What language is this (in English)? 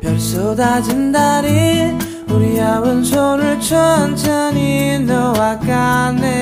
Korean